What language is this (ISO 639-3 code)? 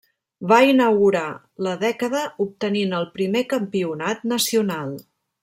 cat